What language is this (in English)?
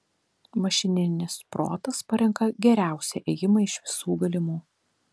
Lithuanian